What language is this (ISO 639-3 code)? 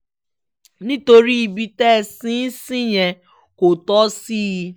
yor